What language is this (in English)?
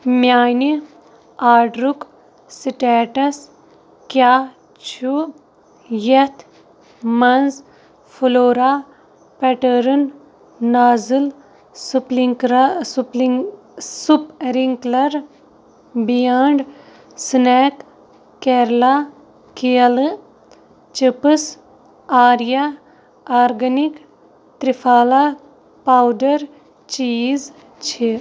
Kashmiri